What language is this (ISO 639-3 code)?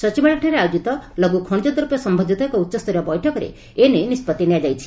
ori